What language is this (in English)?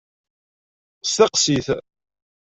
Kabyle